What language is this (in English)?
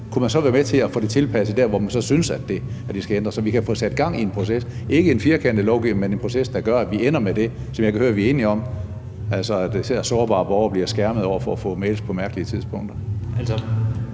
Danish